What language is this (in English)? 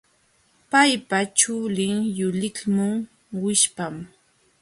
Jauja Wanca Quechua